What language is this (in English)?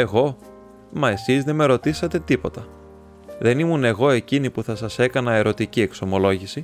Greek